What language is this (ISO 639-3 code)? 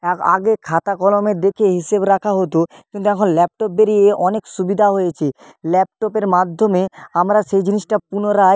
ben